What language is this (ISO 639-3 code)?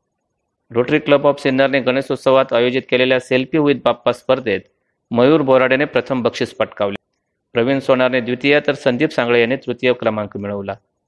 mar